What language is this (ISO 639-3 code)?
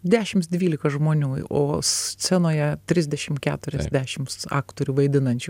lit